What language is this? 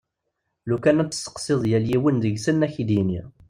Kabyle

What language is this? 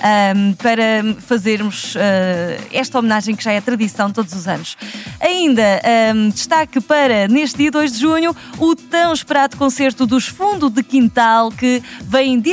Portuguese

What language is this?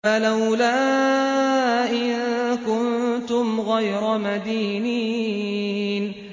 Arabic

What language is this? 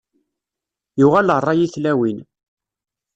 Kabyle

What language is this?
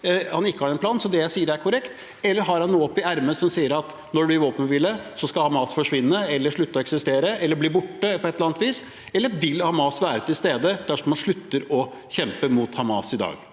Norwegian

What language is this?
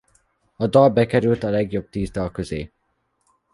Hungarian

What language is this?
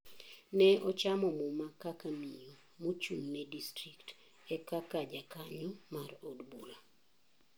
Luo (Kenya and Tanzania)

